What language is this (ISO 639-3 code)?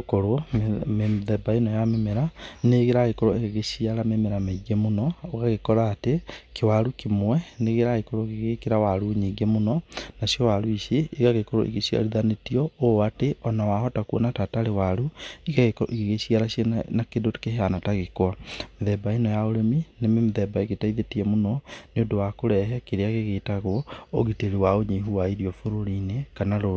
kik